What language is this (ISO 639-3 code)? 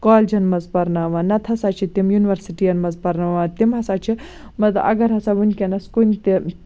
kas